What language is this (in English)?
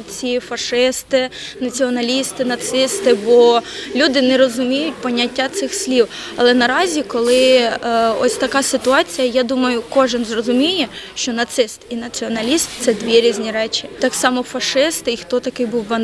Ukrainian